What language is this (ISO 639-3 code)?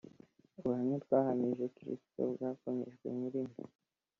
kin